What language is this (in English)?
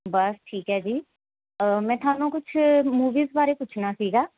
Punjabi